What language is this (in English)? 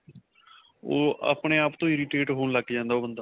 Punjabi